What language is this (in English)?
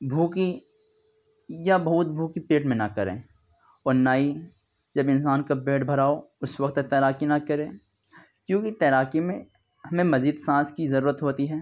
Urdu